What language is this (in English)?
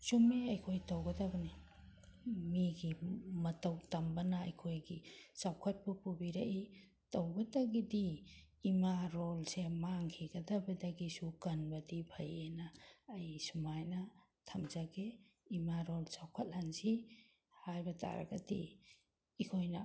Manipuri